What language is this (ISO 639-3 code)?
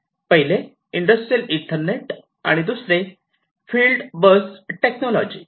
mar